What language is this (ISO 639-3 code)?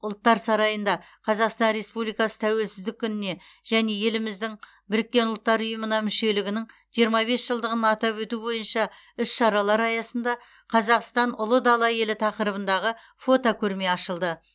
kaz